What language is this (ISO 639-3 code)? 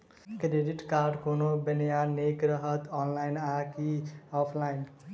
mai